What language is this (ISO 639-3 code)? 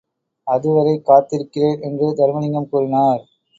tam